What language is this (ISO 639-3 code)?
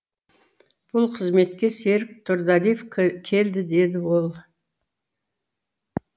kaz